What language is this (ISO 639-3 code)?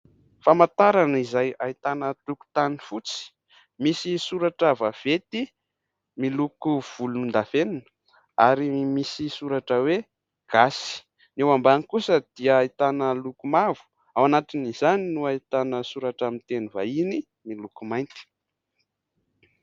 mlg